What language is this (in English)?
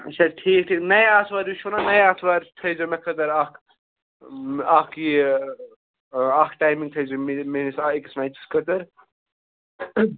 Kashmiri